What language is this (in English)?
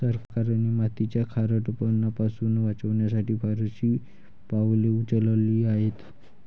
Marathi